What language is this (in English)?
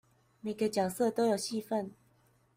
Chinese